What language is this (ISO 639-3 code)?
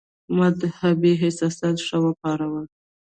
pus